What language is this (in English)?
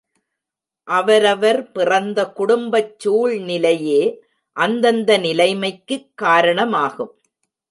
Tamil